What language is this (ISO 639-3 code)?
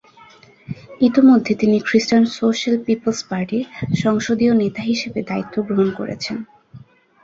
ben